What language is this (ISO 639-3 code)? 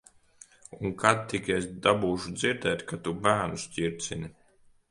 lav